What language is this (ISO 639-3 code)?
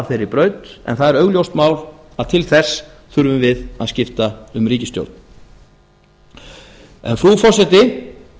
isl